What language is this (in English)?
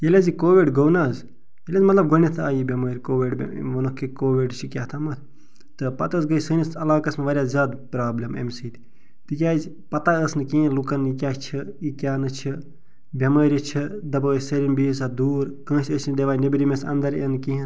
Kashmiri